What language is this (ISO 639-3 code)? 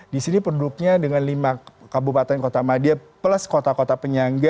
ind